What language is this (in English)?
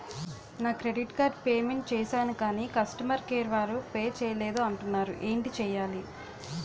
Telugu